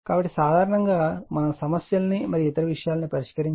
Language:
Telugu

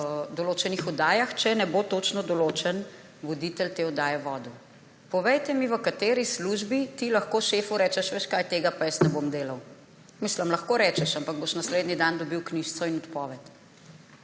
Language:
Slovenian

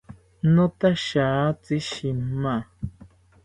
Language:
South Ucayali Ashéninka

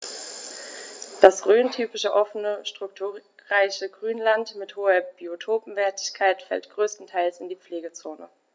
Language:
German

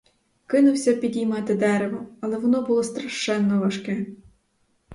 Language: Ukrainian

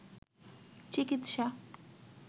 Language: Bangla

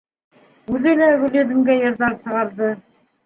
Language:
Bashkir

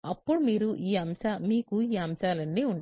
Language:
Telugu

